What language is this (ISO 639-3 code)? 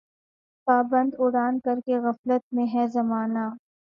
urd